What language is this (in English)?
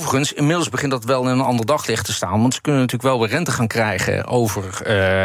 Dutch